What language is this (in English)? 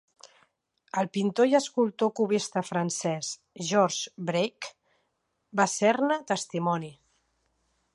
Catalan